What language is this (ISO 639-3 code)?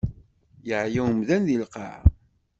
kab